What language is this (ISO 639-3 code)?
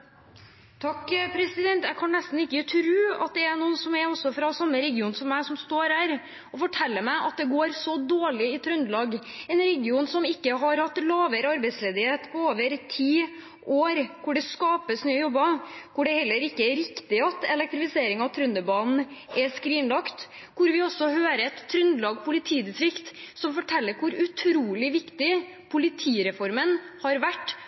nob